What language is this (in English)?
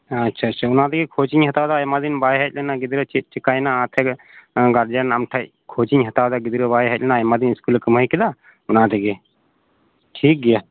Santali